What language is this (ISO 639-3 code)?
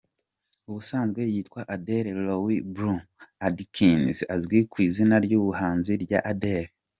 kin